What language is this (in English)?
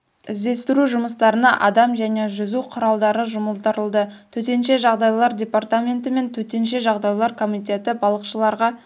Kazakh